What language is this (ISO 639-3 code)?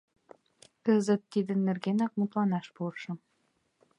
chm